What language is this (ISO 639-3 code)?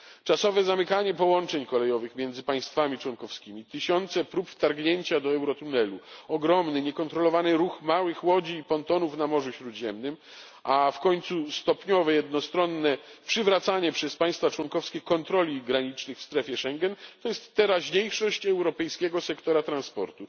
pol